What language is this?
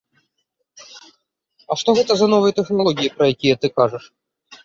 Belarusian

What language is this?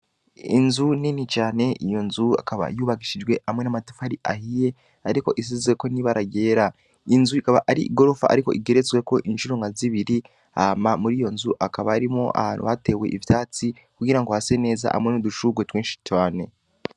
Rundi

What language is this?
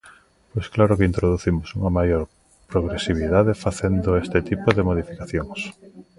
Galician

